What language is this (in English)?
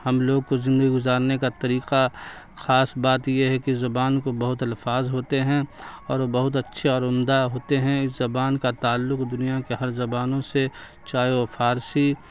Urdu